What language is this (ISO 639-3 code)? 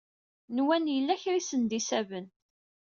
kab